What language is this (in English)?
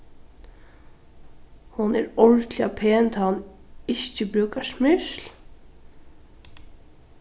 Faroese